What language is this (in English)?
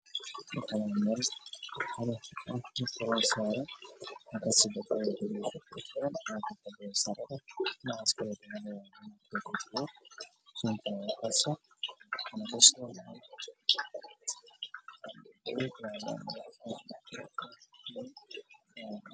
Somali